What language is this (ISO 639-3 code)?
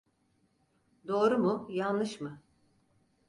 tur